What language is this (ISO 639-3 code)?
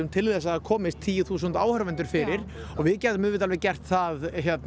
isl